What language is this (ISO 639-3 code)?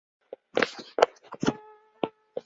zho